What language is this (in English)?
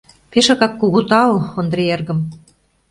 Mari